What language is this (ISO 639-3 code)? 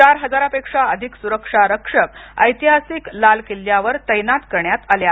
mar